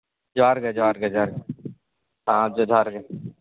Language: Santali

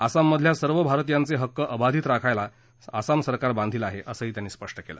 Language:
Marathi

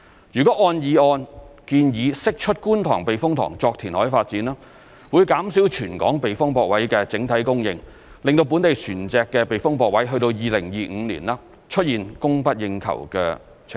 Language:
Cantonese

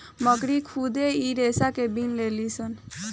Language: Bhojpuri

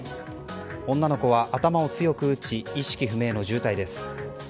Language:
Japanese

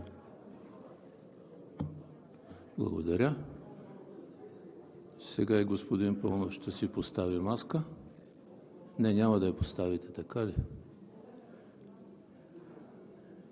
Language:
Bulgarian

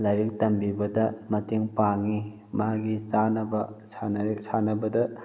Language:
Manipuri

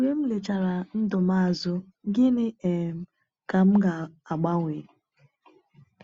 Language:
Igbo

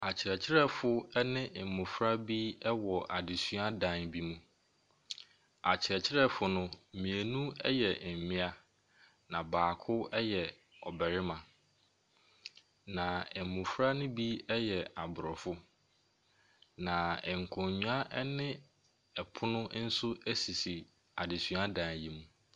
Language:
Akan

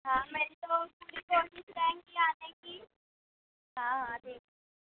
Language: Urdu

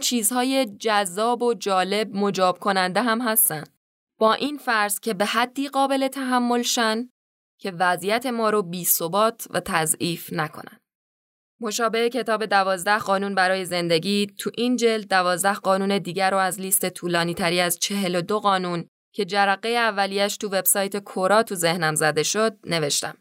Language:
Persian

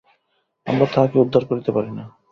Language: Bangla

